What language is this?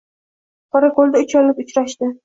Uzbek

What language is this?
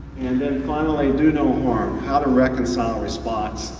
English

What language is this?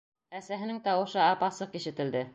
Bashkir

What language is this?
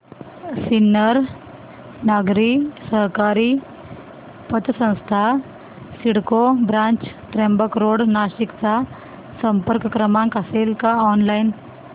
Marathi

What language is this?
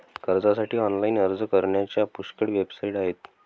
Marathi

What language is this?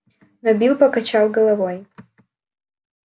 Russian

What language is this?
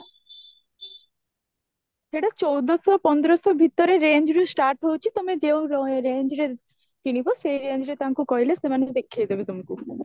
Odia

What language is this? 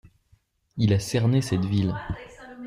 French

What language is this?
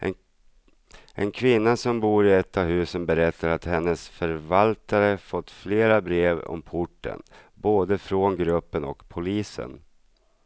Swedish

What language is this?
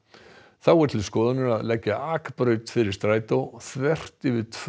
Icelandic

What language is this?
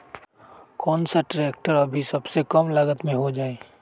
Magahi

